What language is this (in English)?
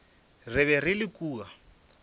Northern Sotho